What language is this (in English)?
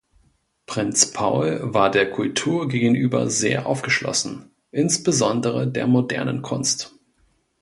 German